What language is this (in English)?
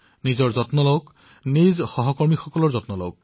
Assamese